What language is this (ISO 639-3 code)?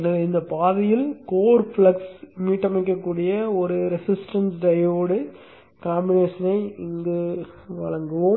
tam